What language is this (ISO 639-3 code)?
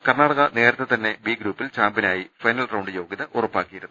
mal